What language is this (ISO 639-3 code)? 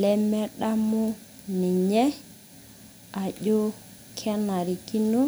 mas